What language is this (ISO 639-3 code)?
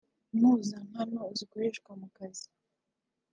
kin